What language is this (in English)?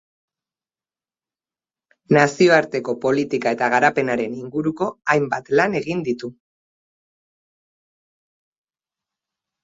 Basque